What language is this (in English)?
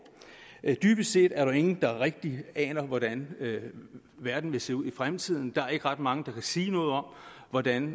Danish